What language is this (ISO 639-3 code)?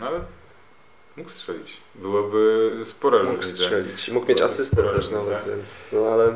pol